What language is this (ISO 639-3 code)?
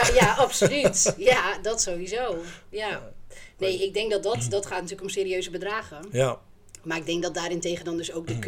nld